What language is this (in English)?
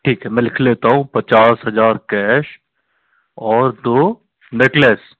Hindi